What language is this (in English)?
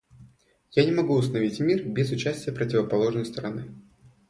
Russian